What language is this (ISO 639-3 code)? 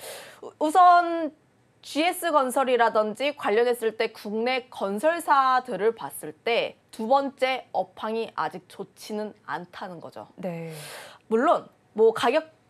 kor